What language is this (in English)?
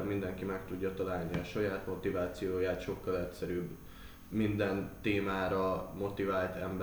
Hungarian